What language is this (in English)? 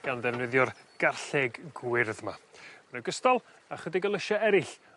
Welsh